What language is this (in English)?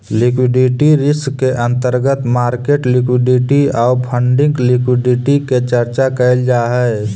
Magahi